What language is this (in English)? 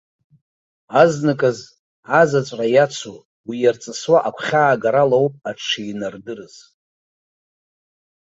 Abkhazian